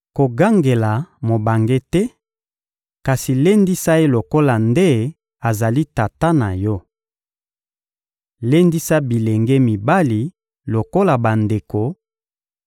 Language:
Lingala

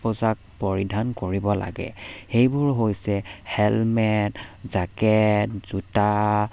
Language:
Assamese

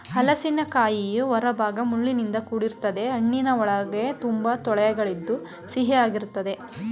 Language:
Kannada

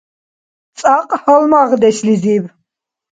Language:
Dargwa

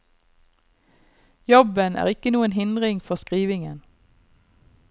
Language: Norwegian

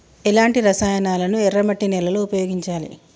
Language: Telugu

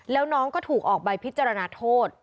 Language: Thai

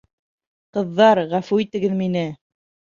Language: Bashkir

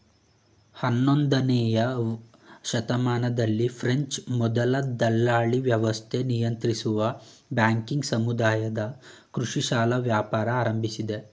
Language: Kannada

